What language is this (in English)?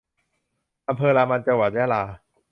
Thai